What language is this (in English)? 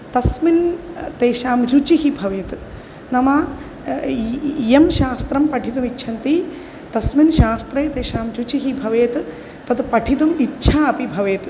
Sanskrit